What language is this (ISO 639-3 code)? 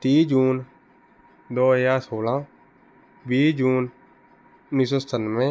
pan